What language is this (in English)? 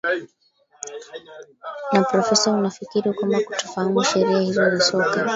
Swahili